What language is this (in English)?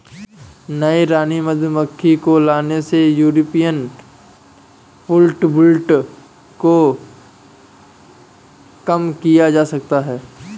Hindi